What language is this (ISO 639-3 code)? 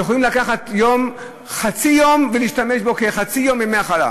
heb